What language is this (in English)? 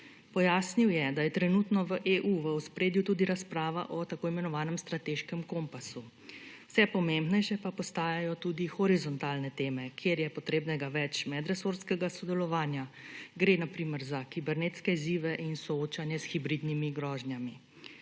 Slovenian